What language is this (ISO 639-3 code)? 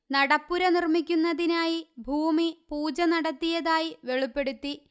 mal